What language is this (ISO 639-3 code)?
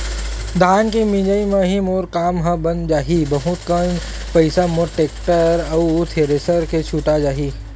hne